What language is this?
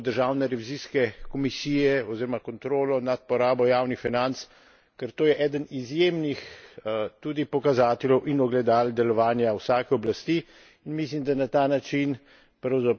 Slovenian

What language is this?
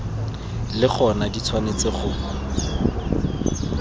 Tswana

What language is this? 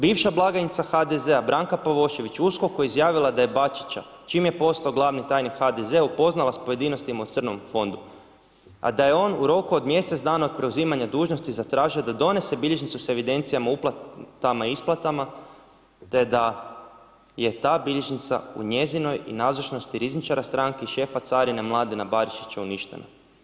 Croatian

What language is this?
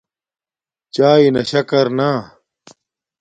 Domaaki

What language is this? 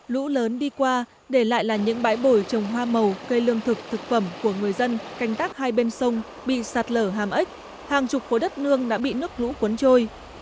Vietnamese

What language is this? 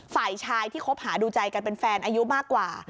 Thai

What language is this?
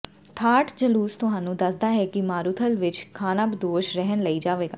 Punjabi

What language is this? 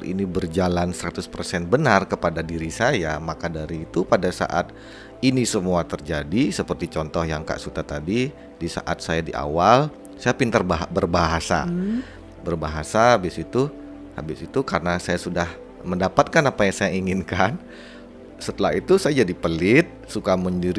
Indonesian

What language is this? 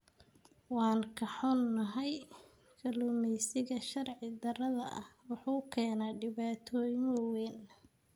Somali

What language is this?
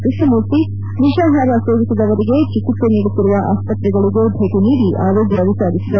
Kannada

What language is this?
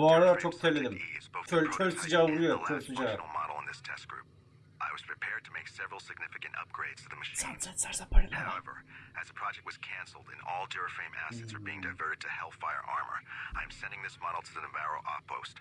Turkish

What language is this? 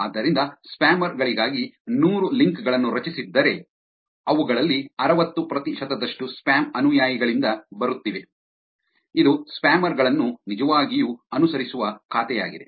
Kannada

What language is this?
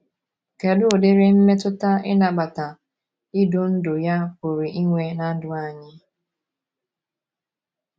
Igbo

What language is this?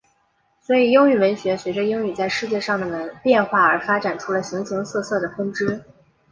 Chinese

